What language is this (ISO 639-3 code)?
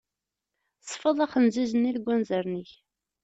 kab